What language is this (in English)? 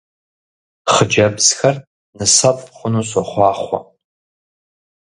Kabardian